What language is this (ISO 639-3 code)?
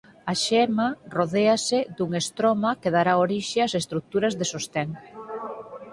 glg